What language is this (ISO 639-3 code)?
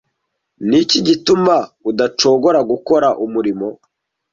kin